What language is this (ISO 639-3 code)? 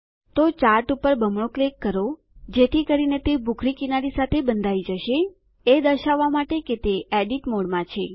guj